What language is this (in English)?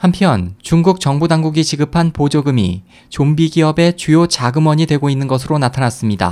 Korean